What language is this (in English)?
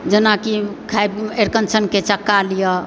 Maithili